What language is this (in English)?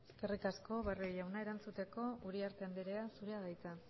Basque